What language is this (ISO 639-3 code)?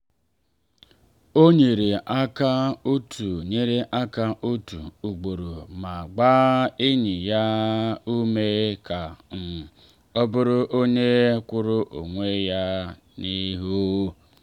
ibo